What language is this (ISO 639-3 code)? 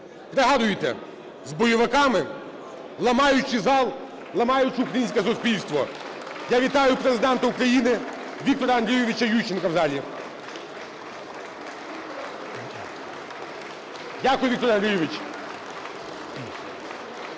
ukr